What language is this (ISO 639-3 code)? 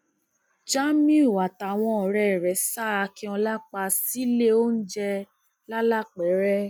yor